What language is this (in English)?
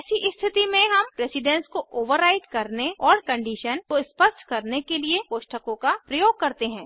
Hindi